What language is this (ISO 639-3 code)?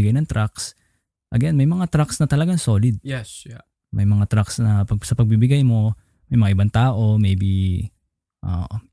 fil